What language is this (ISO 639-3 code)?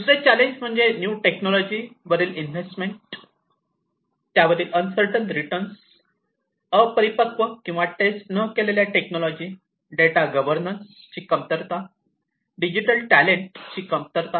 mar